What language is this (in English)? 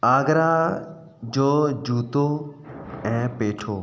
Sindhi